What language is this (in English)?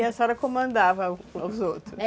Portuguese